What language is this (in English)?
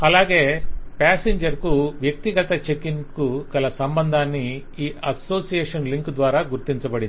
Telugu